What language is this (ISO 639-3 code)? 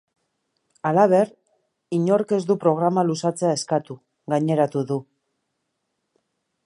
eus